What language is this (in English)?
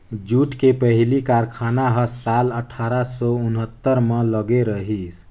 Chhattisgarhi